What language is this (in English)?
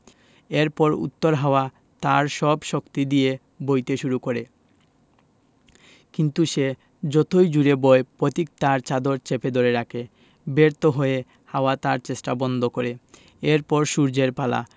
Bangla